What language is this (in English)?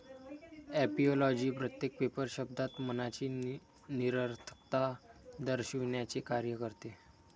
Marathi